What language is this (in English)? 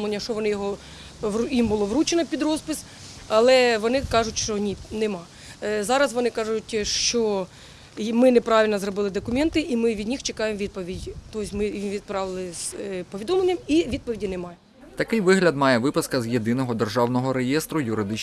Ukrainian